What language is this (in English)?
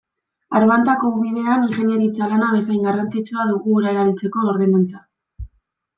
Basque